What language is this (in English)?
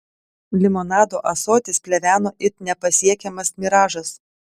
Lithuanian